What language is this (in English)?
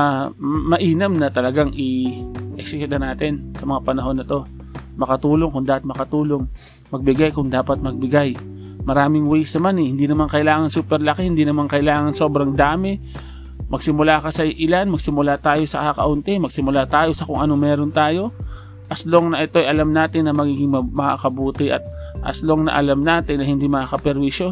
Filipino